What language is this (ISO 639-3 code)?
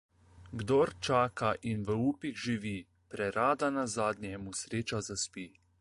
slv